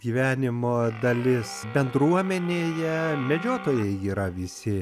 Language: Lithuanian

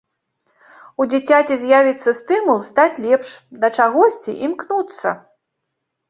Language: Belarusian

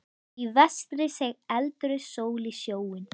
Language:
Icelandic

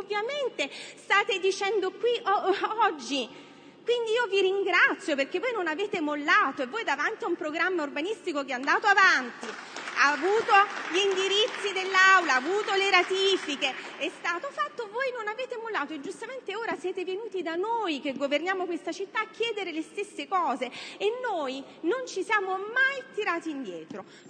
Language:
Italian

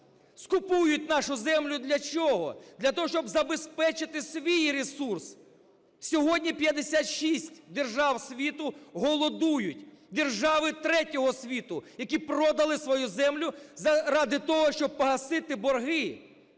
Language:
Ukrainian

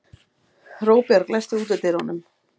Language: Icelandic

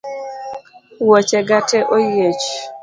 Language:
Luo (Kenya and Tanzania)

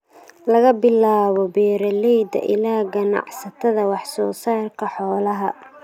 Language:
Somali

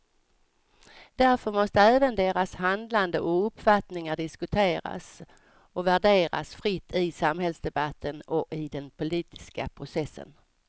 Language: Swedish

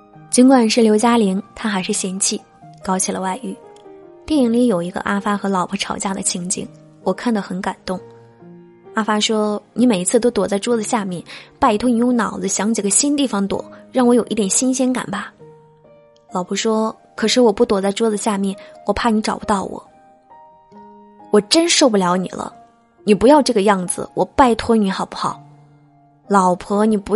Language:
Chinese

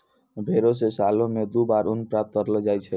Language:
Maithili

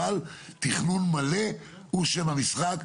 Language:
Hebrew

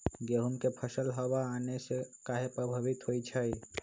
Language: Magahi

